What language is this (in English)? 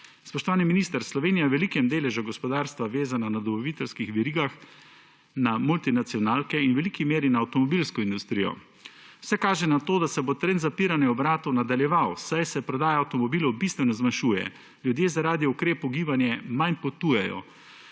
Slovenian